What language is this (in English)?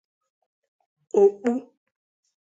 Igbo